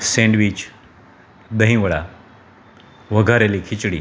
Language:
Gujarati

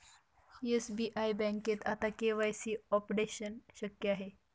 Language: Marathi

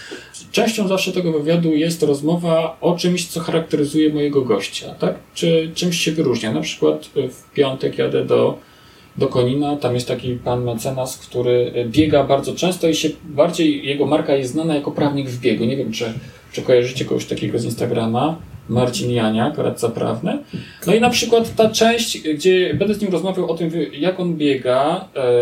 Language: Polish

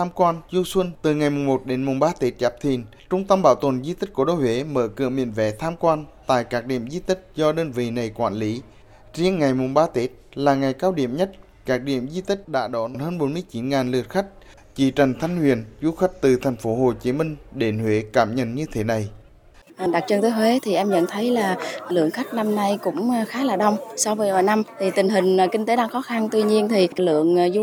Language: Vietnamese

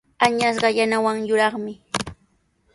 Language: Sihuas Ancash Quechua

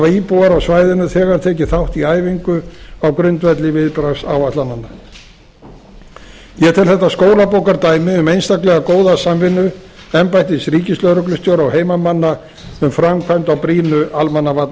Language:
Icelandic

